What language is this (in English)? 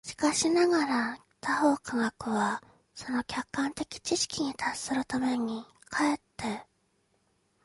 Japanese